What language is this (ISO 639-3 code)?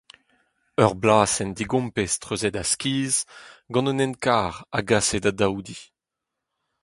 bre